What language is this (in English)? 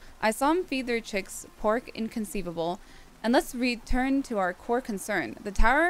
English